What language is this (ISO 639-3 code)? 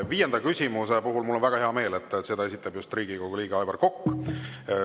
est